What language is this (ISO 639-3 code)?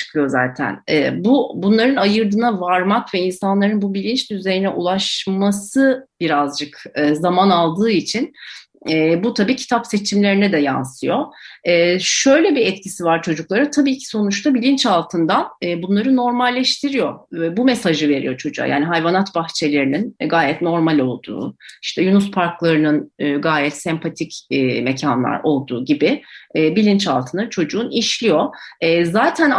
tur